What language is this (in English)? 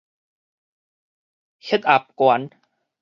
Min Nan Chinese